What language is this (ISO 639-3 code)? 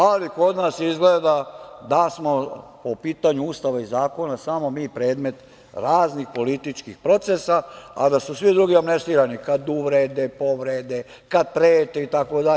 srp